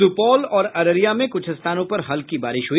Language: Hindi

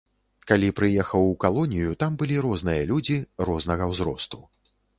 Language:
Belarusian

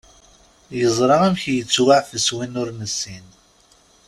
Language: Kabyle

